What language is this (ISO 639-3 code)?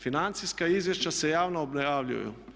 hrv